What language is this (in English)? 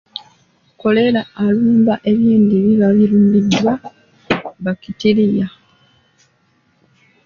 Ganda